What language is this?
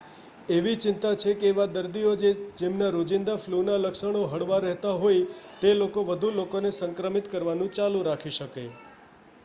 Gujarati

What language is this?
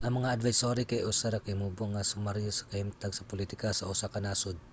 Cebuano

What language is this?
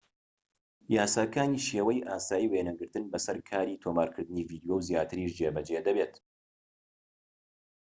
Central Kurdish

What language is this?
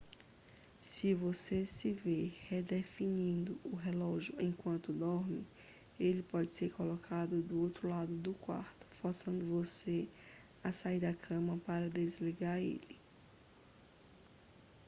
Portuguese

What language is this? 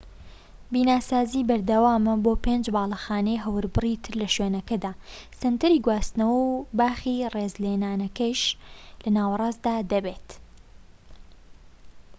Central Kurdish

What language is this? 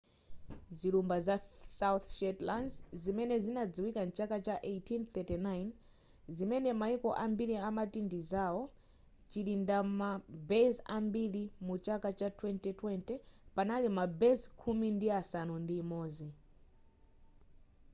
Nyanja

